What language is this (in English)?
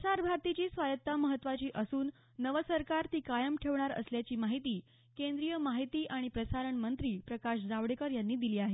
Marathi